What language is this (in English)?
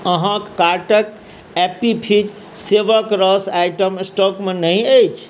Maithili